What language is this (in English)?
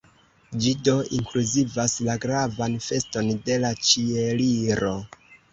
Esperanto